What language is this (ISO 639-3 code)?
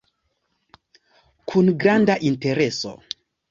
epo